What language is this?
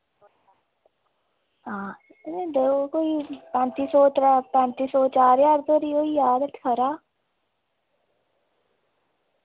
Dogri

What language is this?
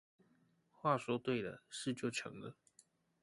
Chinese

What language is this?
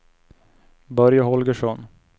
Swedish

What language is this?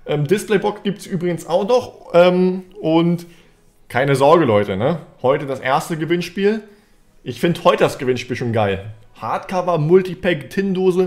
German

